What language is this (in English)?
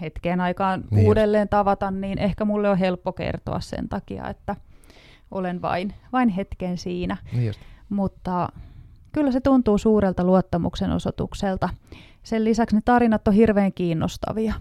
Finnish